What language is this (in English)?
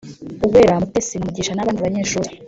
Kinyarwanda